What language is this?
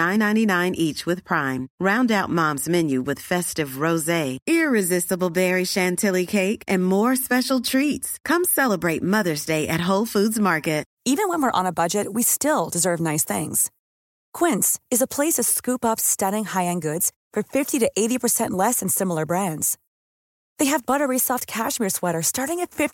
Swedish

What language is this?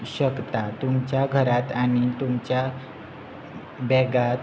Konkani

